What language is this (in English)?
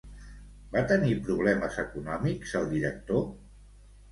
Catalan